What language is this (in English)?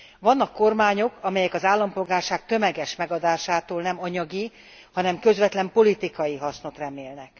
Hungarian